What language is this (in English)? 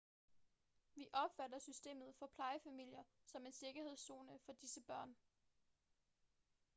Danish